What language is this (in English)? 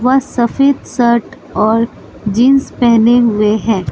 Hindi